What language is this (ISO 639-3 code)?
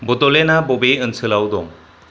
brx